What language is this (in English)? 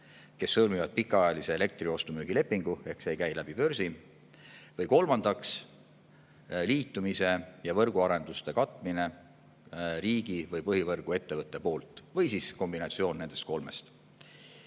Estonian